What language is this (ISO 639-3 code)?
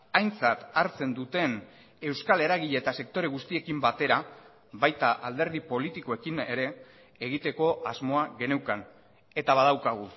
eus